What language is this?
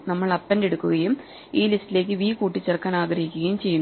Malayalam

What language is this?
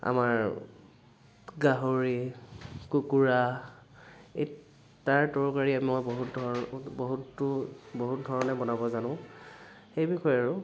Assamese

